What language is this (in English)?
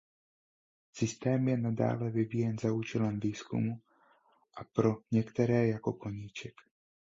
Czech